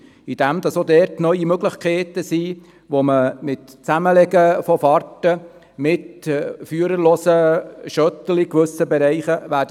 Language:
Swiss German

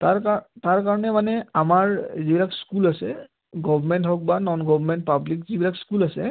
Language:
Assamese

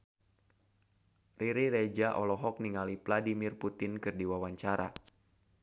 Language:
Sundanese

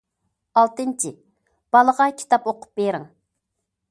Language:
Uyghur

